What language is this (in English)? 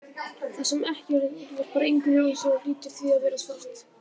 Icelandic